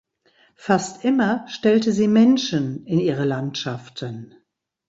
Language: German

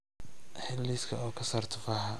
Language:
Somali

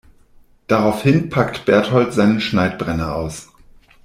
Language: German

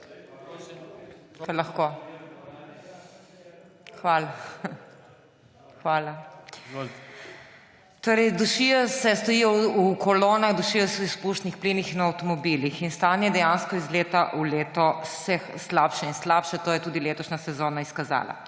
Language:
Slovenian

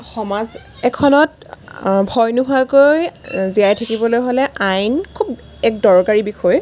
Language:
Assamese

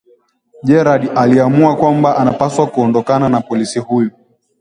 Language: Swahili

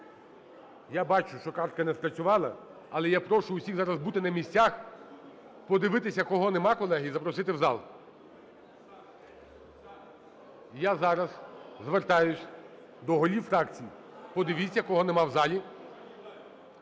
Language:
Ukrainian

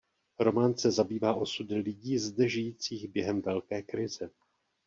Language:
Czech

